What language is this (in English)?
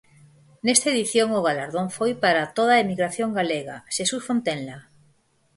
Galician